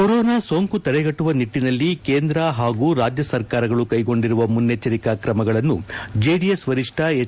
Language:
Kannada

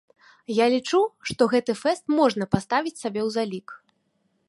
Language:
Belarusian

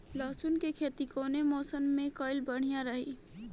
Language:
Bhojpuri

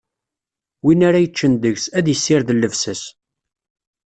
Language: Kabyle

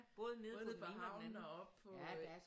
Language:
Danish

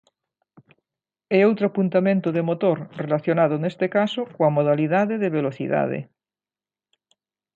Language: Galician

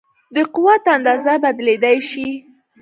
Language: Pashto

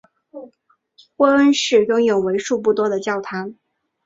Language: Chinese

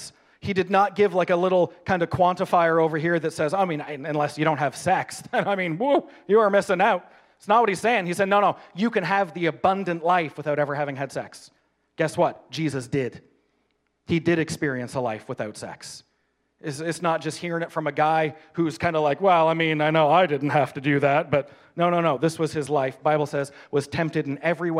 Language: English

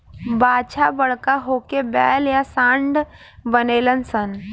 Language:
Bhojpuri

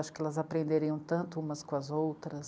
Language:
Portuguese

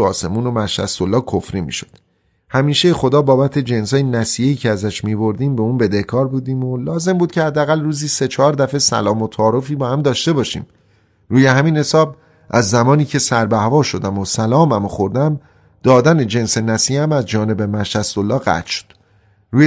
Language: Persian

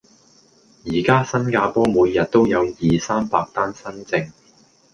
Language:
Cantonese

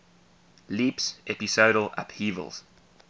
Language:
English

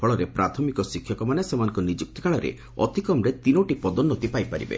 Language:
Odia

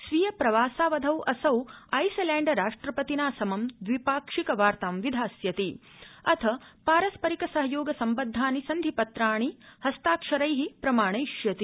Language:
Sanskrit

